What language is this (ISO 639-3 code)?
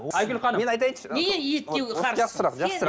kaz